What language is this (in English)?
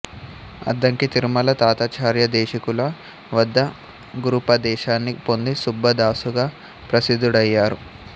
Telugu